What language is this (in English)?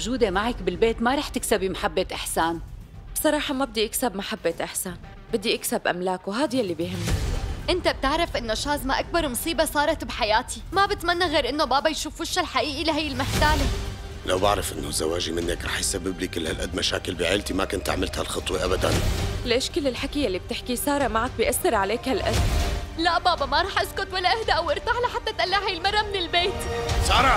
Arabic